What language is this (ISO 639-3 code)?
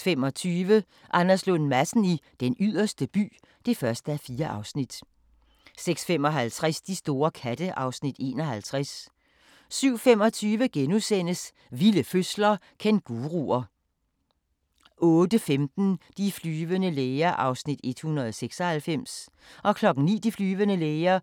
dan